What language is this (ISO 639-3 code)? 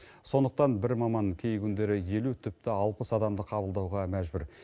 kaz